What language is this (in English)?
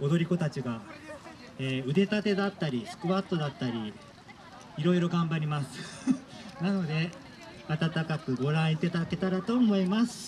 Japanese